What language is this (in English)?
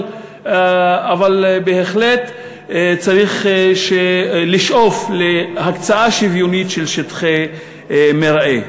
Hebrew